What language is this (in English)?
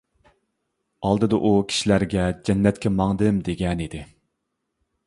Uyghur